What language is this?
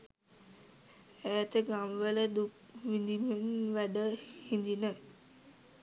Sinhala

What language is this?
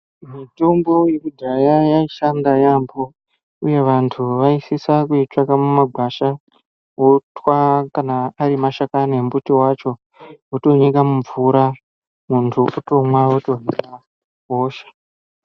Ndau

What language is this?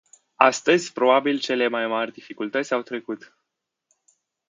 Romanian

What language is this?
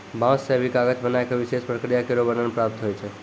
Maithili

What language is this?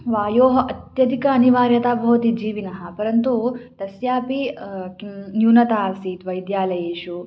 Sanskrit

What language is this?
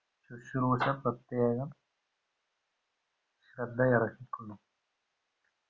Malayalam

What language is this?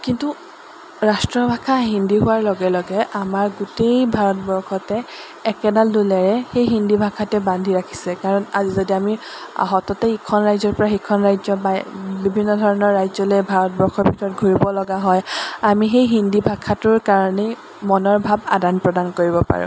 Assamese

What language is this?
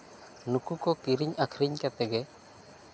Santali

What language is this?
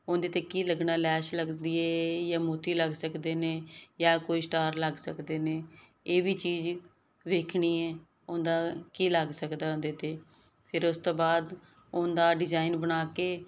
Punjabi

